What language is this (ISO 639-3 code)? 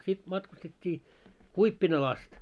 fin